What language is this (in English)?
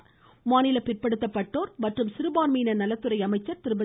Tamil